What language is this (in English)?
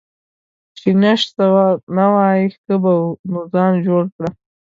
Pashto